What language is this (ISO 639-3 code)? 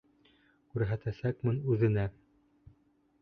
bak